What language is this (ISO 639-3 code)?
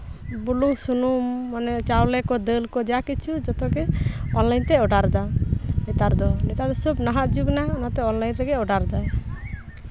sat